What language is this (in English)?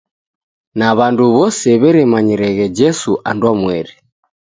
Taita